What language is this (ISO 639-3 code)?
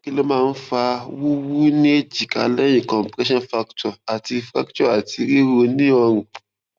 yor